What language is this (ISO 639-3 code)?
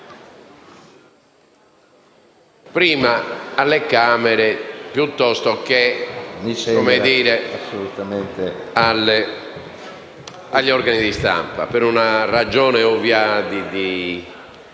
ita